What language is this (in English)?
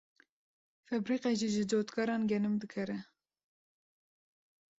Kurdish